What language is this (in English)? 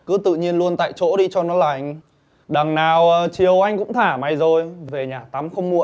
Vietnamese